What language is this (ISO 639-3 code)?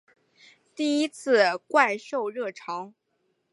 zho